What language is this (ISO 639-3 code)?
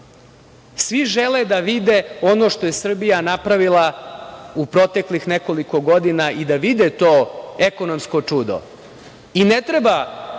srp